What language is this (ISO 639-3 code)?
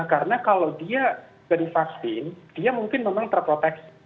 ind